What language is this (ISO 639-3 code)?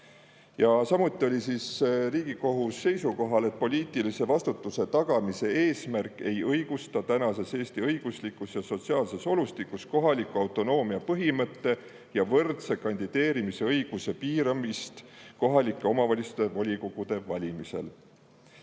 est